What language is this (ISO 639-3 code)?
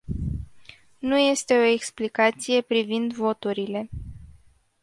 ron